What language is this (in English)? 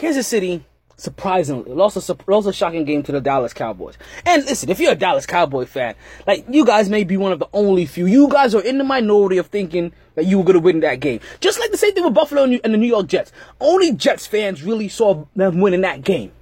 English